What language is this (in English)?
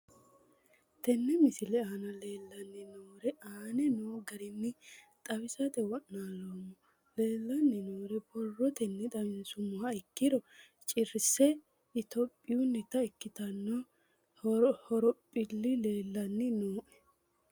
Sidamo